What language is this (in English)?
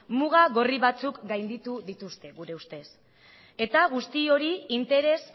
Basque